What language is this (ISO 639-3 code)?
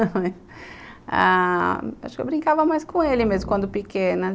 por